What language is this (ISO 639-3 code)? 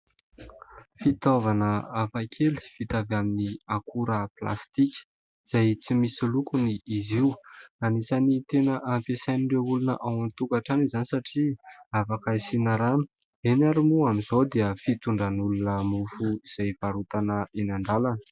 mlg